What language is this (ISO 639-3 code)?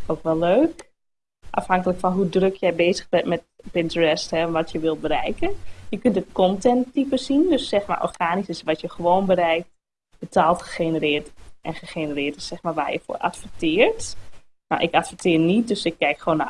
nld